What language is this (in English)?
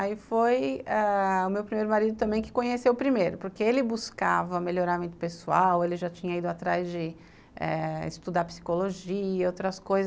Portuguese